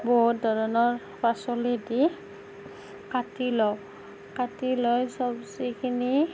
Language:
Assamese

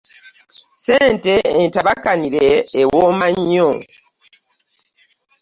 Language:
Ganda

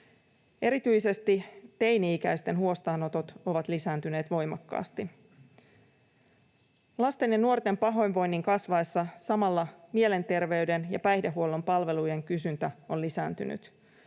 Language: Finnish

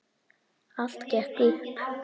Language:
Icelandic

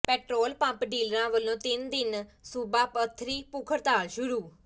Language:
Punjabi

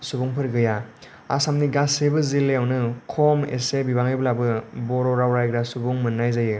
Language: Bodo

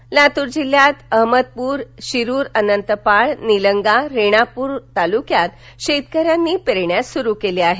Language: Marathi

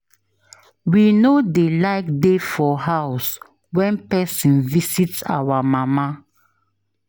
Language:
Nigerian Pidgin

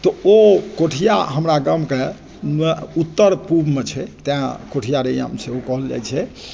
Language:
Maithili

